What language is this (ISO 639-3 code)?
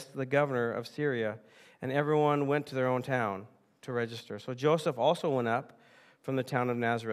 eng